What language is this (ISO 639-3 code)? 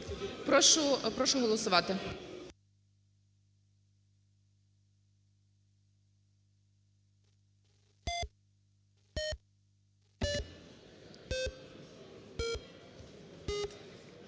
ukr